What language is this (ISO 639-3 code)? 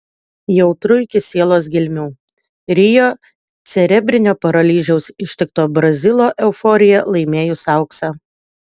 lit